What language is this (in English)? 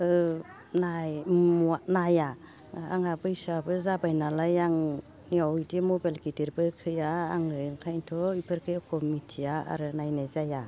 Bodo